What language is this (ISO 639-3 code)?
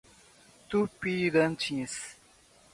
por